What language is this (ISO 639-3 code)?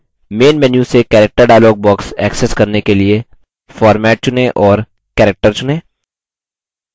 hin